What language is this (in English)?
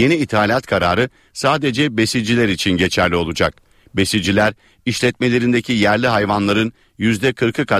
Turkish